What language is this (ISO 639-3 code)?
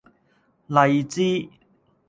yue